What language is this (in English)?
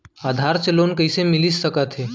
Chhattisgarhi